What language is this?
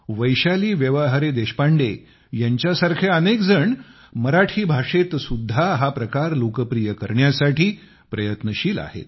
Marathi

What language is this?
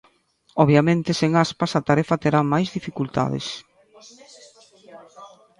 Galician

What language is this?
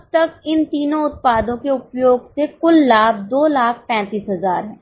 Hindi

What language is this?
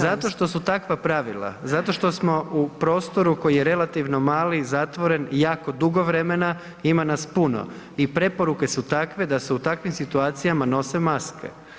Croatian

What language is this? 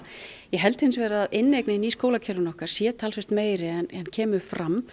Icelandic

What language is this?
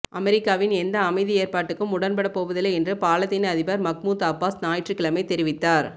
Tamil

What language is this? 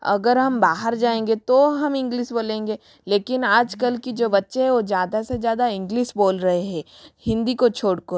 Hindi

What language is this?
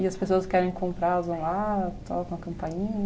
Portuguese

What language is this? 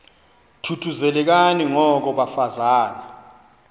Xhosa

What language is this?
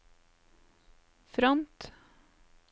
Norwegian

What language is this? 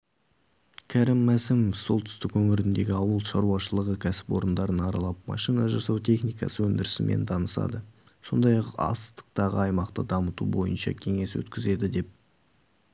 Kazakh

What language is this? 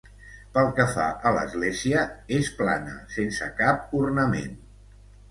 Catalan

